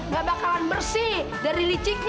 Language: Indonesian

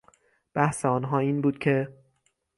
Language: Persian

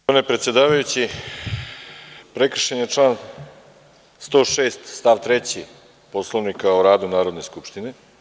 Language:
Serbian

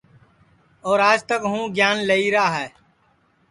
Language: Sansi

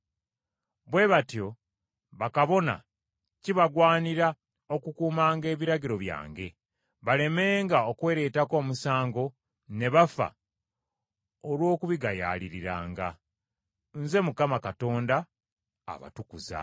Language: Ganda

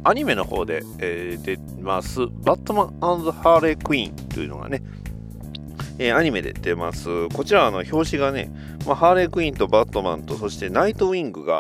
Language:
Japanese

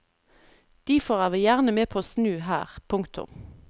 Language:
Norwegian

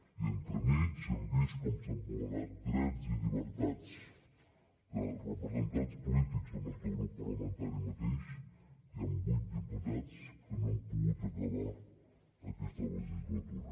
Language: Catalan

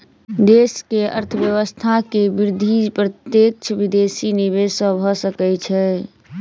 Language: Maithili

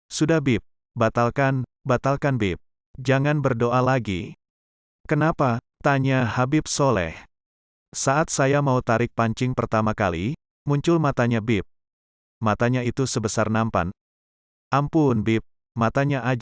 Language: Indonesian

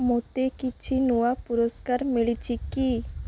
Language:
Odia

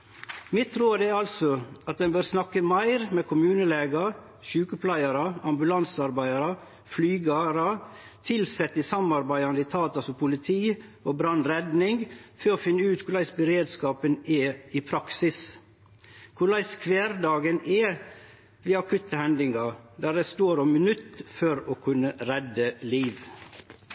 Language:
Norwegian Nynorsk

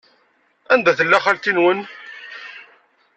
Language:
Kabyle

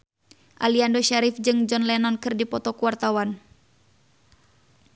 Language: Sundanese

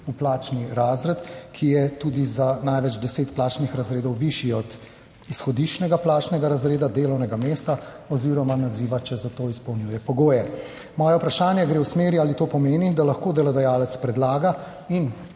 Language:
Slovenian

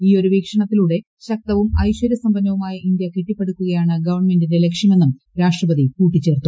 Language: Malayalam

